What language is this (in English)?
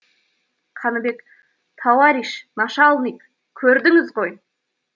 Kazakh